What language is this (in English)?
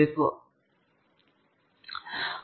Kannada